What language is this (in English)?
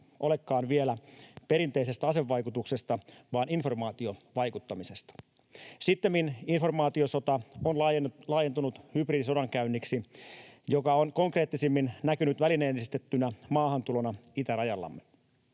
Finnish